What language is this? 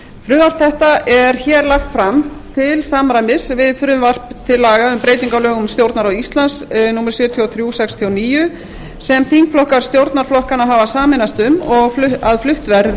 Icelandic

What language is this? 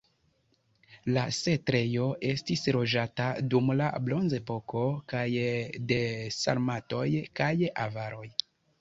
Esperanto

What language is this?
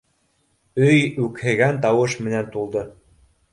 Bashkir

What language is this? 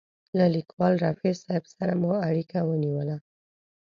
Pashto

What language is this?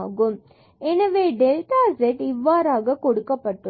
Tamil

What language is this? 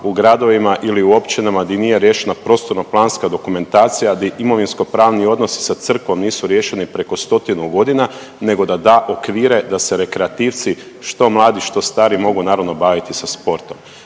Croatian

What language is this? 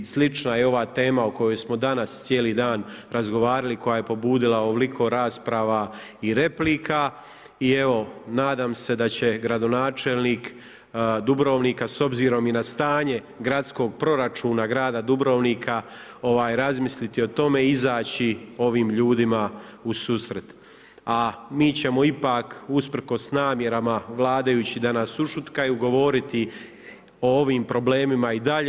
Croatian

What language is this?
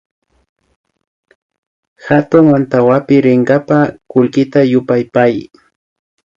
Imbabura Highland Quichua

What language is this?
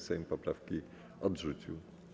Polish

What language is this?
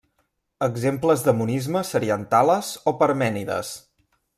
Catalan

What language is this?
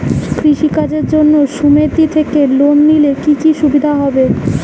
Bangla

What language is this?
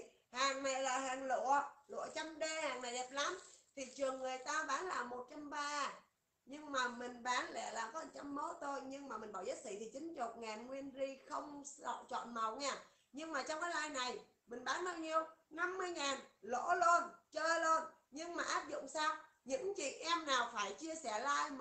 Vietnamese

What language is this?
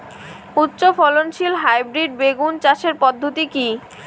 Bangla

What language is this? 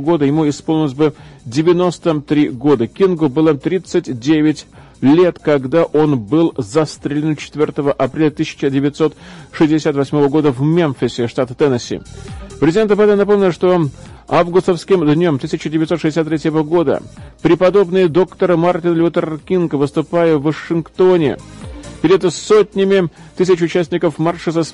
Russian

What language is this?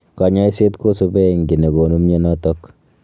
Kalenjin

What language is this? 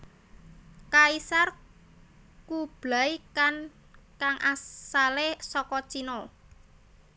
Javanese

